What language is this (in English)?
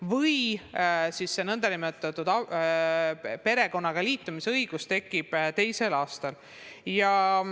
Estonian